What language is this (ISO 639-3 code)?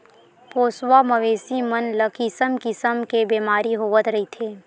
hne